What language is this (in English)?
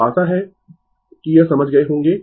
Hindi